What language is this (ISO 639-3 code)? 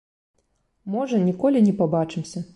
bel